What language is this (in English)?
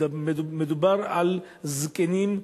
Hebrew